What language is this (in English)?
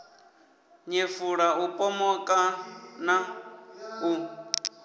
Venda